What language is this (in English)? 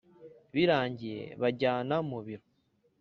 Kinyarwanda